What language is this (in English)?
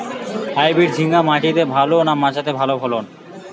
Bangla